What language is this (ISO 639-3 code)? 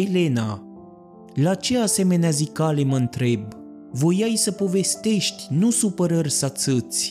ron